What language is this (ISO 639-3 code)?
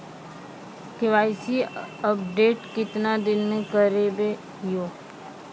mai